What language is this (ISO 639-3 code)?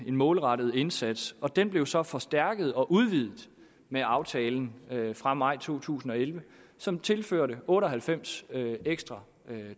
dan